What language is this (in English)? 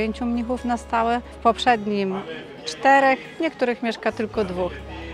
Polish